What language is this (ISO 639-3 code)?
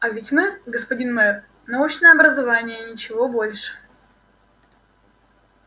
rus